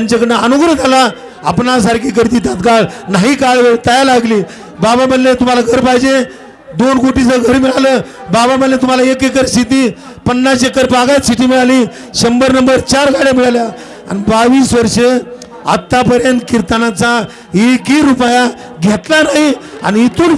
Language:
Marathi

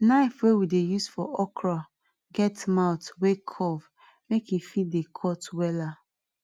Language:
Nigerian Pidgin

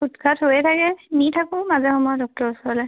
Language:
Assamese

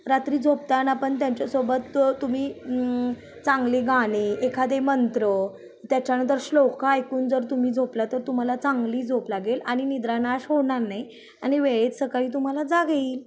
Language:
Marathi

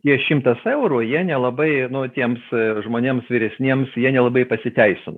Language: Lithuanian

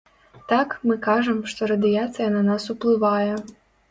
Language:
Belarusian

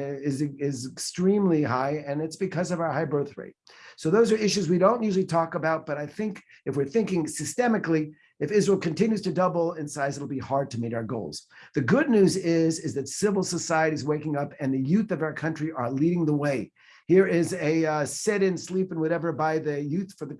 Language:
English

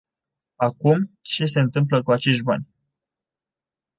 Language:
Romanian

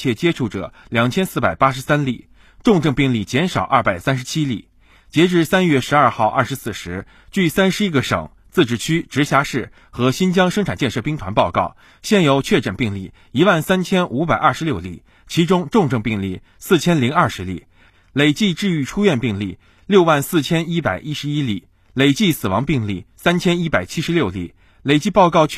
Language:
Chinese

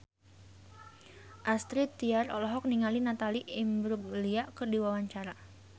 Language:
Sundanese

